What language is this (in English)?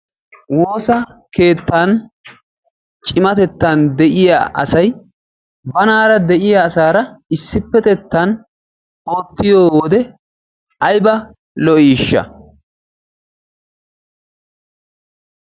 Wolaytta